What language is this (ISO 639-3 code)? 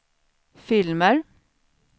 swe